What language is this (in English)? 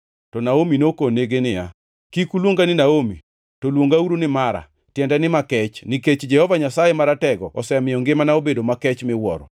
Luo (Kenya and Tanzania)